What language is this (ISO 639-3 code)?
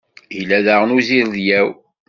kab